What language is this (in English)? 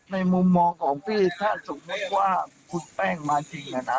Thai